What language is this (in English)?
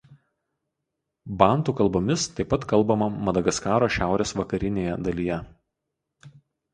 Lithuanian